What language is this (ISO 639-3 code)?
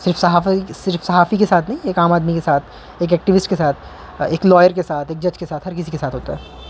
urd